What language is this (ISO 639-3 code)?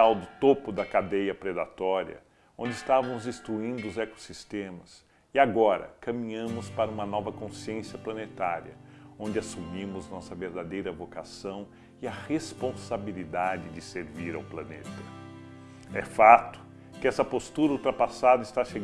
por